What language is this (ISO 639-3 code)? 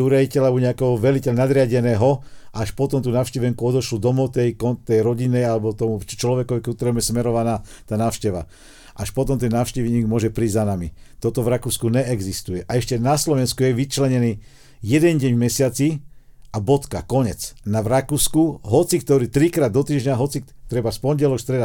slk